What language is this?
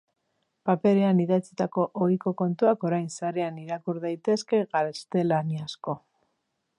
Basque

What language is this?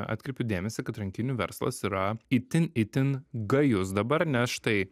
Lithuanian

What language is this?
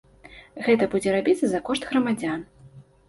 Belarusian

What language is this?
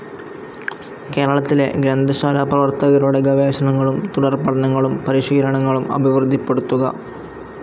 Malayalam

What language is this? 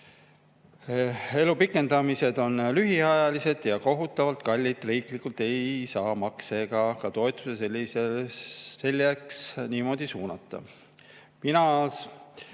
Estonian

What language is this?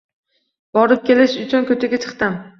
Uzbek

